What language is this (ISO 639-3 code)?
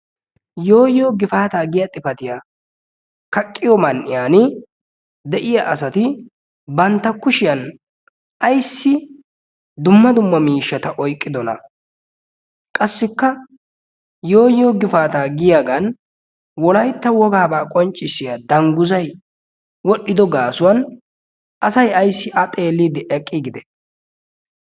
wal